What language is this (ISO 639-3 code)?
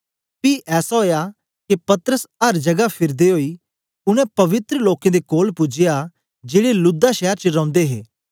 doi